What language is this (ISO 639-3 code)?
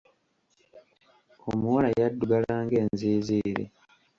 lug